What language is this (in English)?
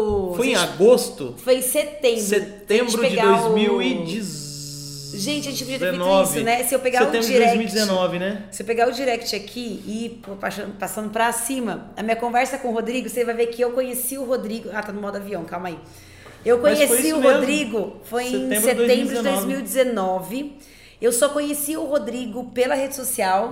Portuguese